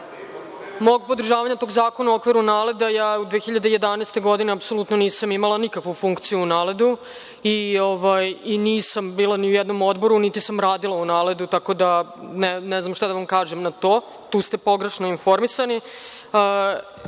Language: Serbian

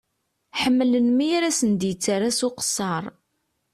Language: Kabyle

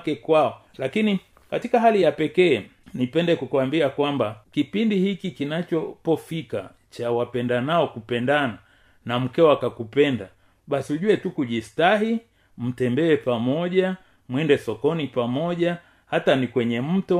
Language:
Swahili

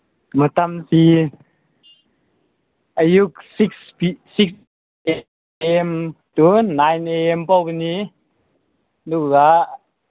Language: Manipuri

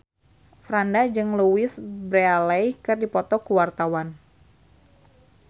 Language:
Sundanese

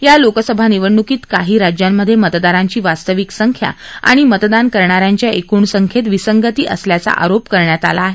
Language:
Marathi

